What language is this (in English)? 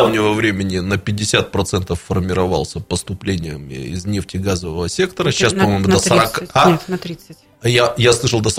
Russian